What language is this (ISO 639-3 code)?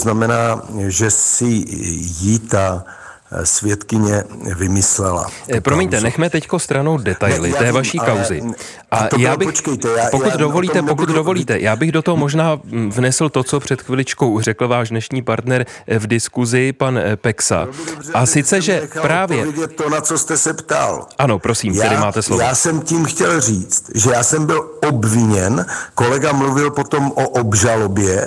ces